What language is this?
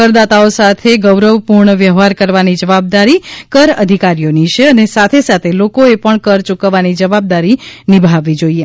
Gujarati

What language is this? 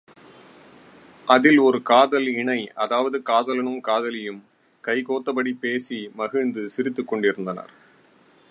Tamil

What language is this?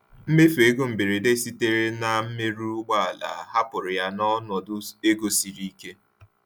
Igbo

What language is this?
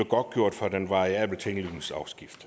Danish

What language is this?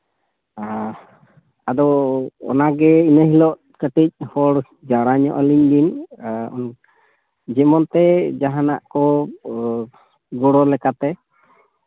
Santali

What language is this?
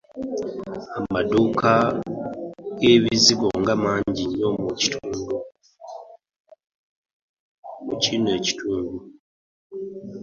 Ganda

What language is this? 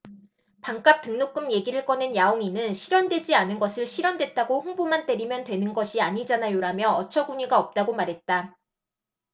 Korean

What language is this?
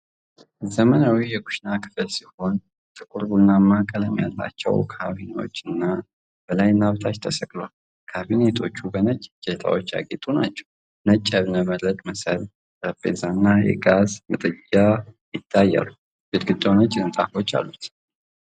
Amharic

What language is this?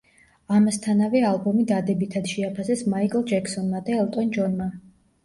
Georgian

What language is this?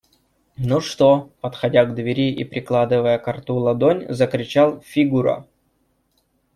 Russian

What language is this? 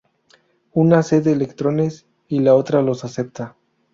Spanish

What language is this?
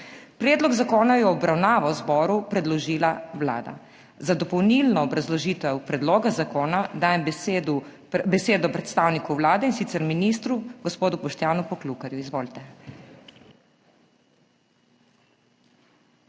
Slovenian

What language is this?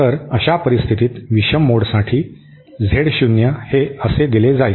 Marathi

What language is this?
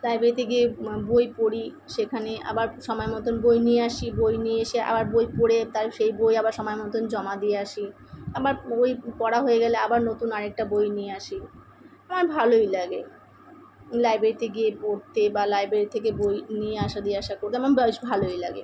Bangla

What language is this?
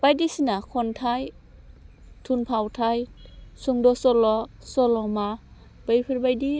Bodo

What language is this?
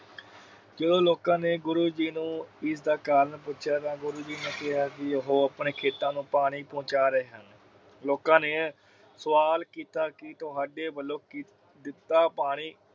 Punjabi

